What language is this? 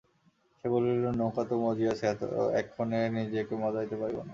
Bangla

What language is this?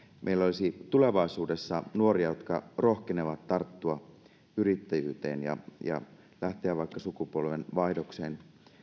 Finnish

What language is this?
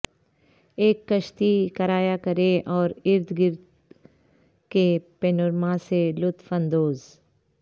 Urdu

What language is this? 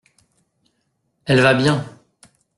French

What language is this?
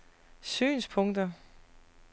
Danish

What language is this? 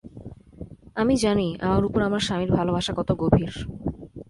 Bangla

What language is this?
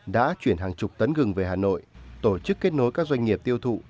Vietnamese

